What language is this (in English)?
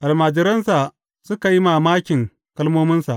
Hausa